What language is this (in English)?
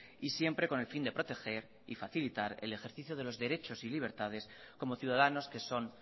Spanish